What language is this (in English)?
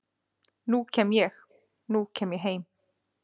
Icelandic